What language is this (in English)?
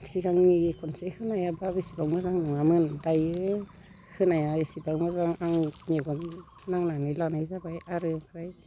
Bodo